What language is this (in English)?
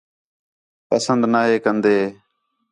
Khetrani